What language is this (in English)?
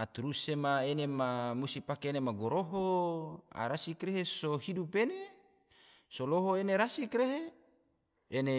Tidore